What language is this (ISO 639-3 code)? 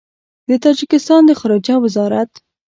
pus